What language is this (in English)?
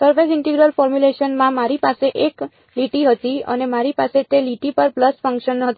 Gujarati